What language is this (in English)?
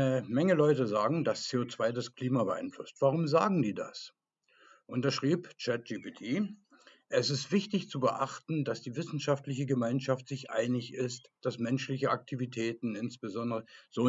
German